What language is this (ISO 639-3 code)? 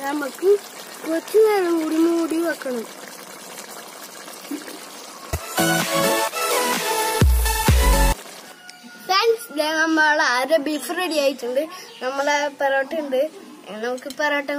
tur